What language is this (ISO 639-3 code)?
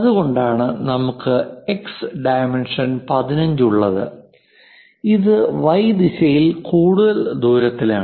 mal